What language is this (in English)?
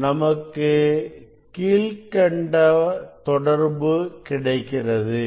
Tamil